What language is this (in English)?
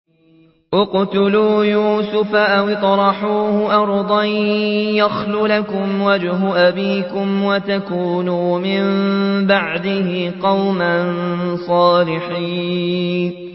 Arabic